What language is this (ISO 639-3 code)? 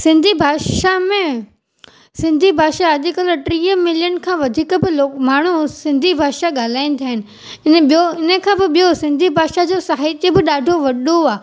snd